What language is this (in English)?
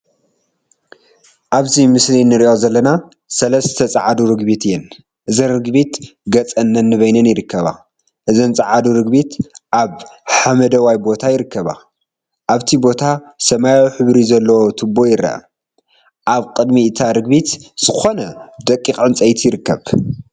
Tigrinya